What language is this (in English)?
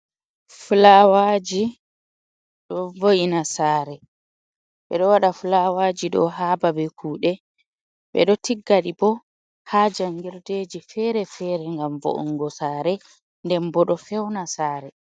Fula